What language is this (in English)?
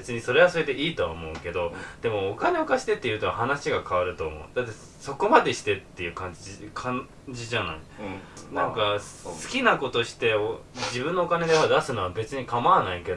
Japanese